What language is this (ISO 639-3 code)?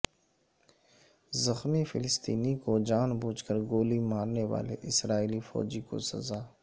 urd